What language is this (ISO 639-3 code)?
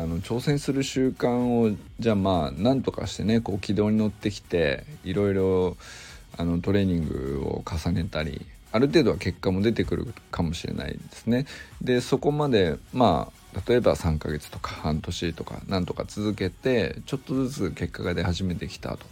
jpn